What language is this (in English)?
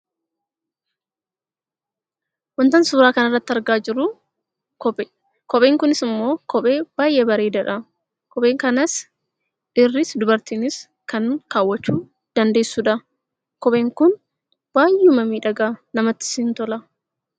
Oromo